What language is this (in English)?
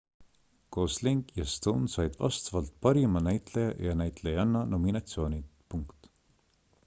Estonian